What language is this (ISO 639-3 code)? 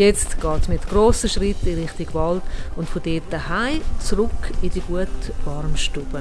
deu